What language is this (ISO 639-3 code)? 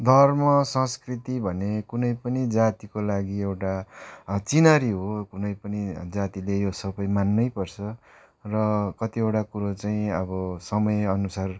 nep